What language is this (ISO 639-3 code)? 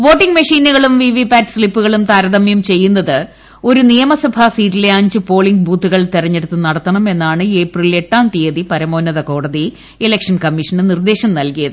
mal